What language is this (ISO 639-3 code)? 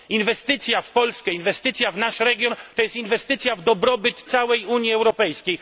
pol